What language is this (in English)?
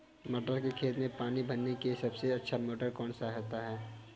Hindi